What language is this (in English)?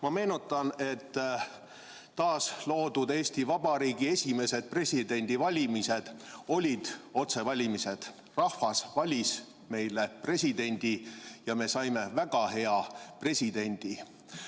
Estonian